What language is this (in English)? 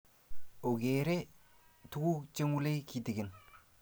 Kalenjin